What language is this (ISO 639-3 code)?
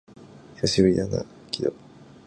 jpn